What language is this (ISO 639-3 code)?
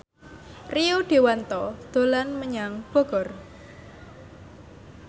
jav